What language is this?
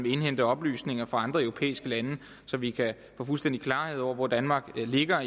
Danish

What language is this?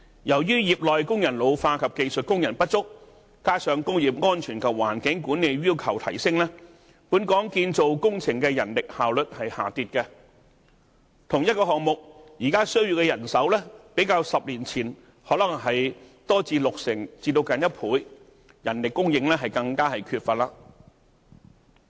Cantonese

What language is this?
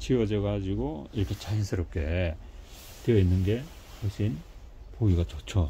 Korean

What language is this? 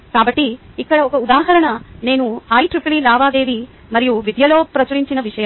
Telugu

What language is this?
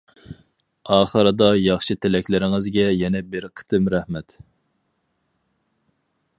Uyghur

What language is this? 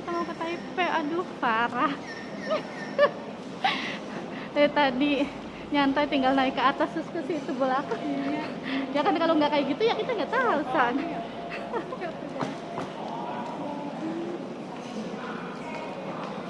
Indonesian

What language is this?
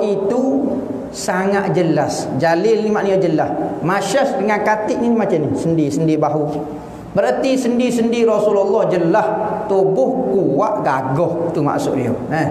Malay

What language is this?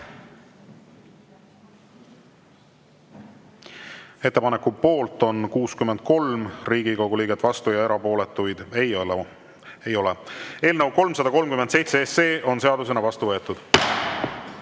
Estonian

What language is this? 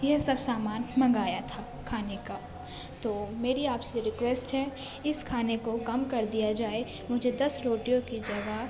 Urdu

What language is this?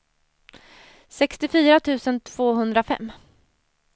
Swedish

